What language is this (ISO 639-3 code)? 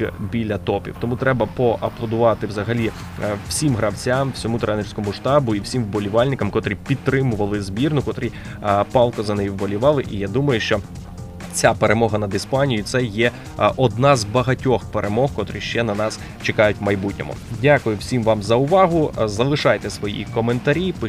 ukr